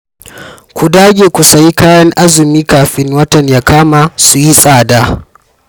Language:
Hausa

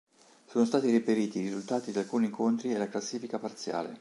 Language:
Italian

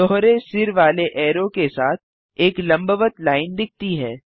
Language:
Hindi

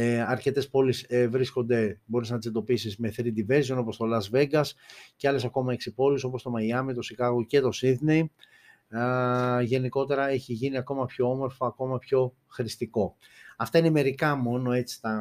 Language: Greek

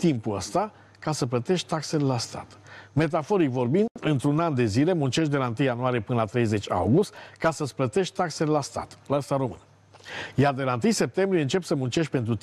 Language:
Romanian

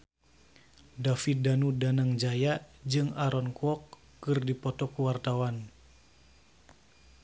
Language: Sundanese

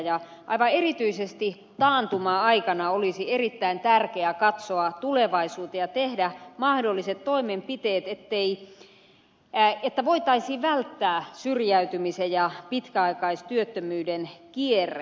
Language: Finnish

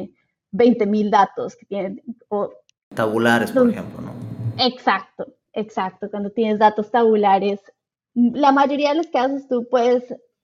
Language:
Spanish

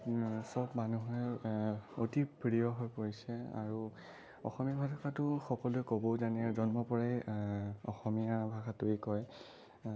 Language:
Assamese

